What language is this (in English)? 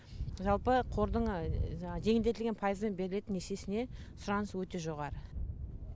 Kazakh